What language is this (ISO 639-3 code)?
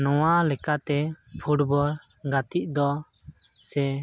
sat